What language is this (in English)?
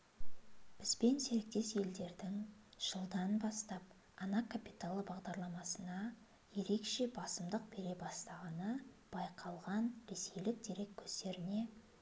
Kazakh